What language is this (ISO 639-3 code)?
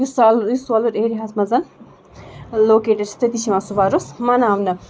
kas